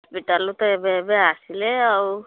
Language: Odia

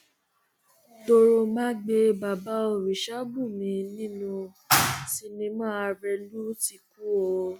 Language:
Yoruba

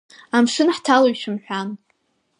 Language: Abkhazian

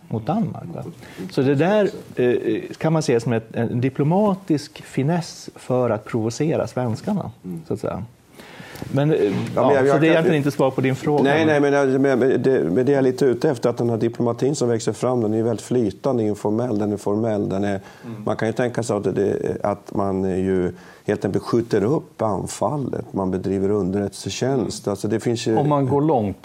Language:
Swedish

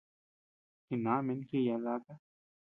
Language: Tepeuxila Cuicatec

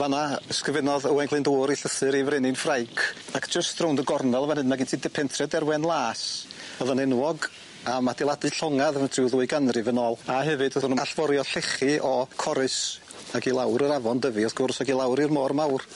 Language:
Welsh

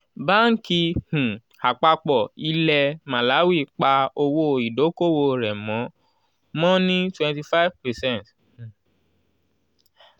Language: Yoruba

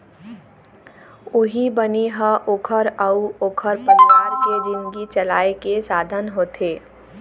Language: Chhattisgarhi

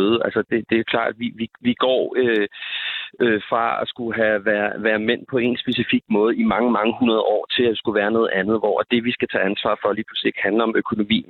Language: Danish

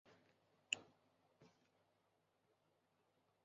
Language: Thai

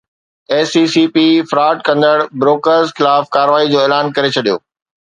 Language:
Sindhi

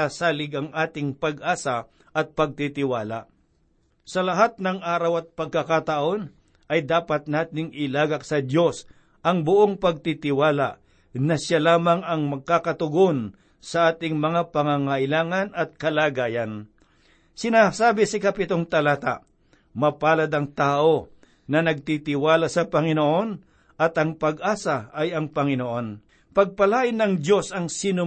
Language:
Filipino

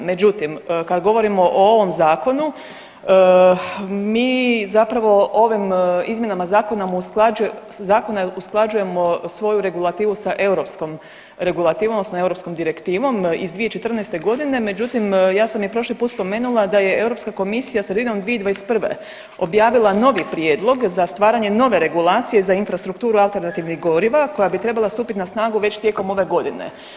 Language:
Croatian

